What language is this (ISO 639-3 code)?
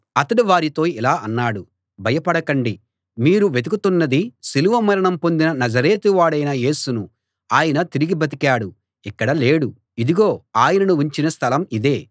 tel